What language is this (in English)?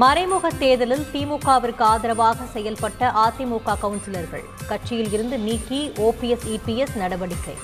Tamil